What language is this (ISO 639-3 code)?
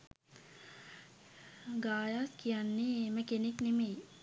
sin